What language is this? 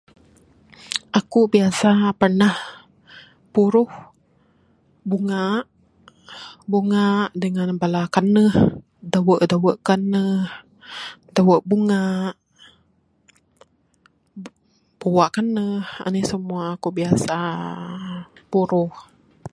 Bukar-Sadung Bidayuh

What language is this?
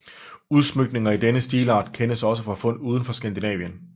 Danish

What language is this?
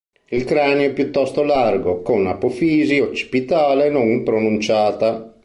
Italian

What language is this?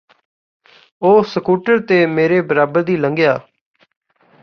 Punjabi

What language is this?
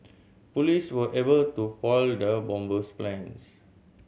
English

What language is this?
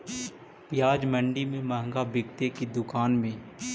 Magahi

